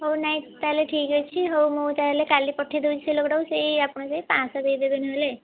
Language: Odia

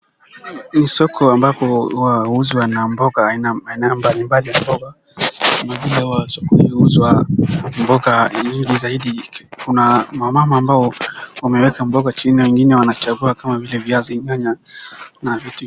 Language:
Swahili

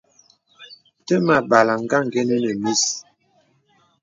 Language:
Bebele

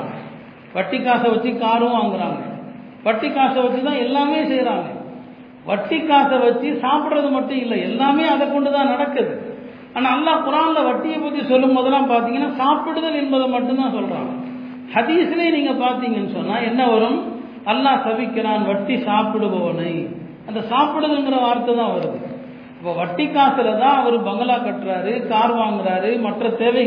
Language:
Tamil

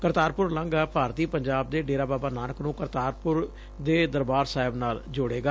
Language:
Punjabi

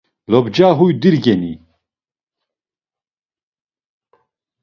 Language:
Laz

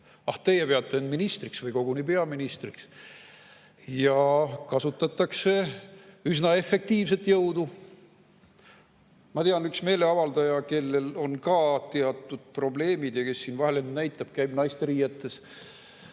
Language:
Estonian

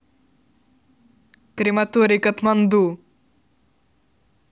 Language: Russian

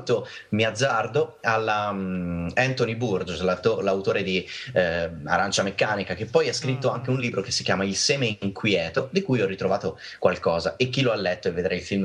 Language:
Italian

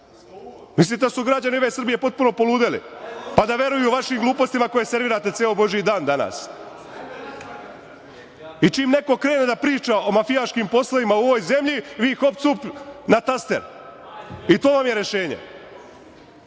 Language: Serbian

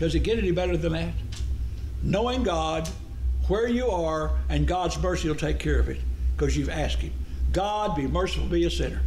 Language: English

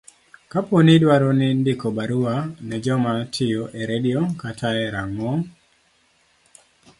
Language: Luo (Kenya and Tanzania)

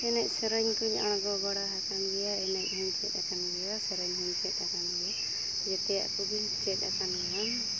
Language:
Santali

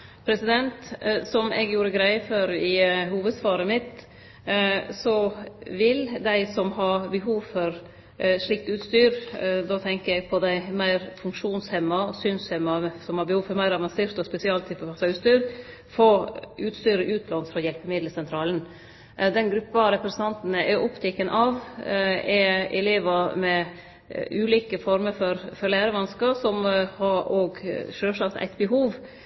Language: Norwegian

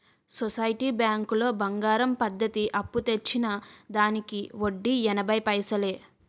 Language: Telugu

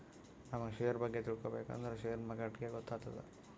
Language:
Kannada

